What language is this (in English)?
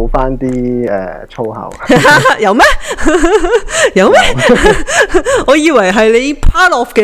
Chinese